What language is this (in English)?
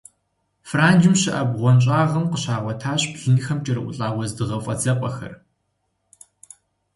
Kabardian